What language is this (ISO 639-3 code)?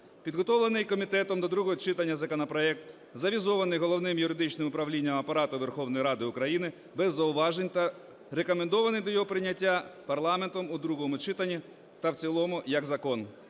ukr